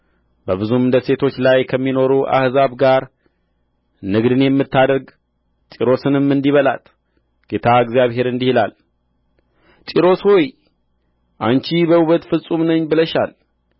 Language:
Amharic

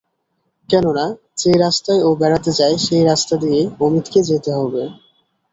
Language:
Bangla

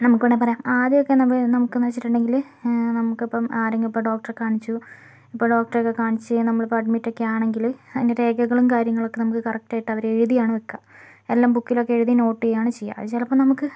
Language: Malayalam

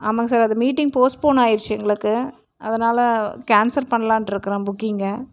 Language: Tamil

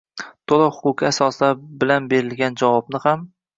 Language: Uzbek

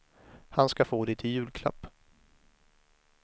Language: Swedish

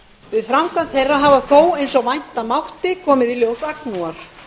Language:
Icelandic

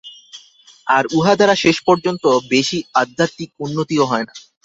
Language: Bangla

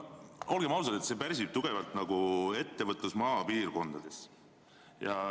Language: Estonian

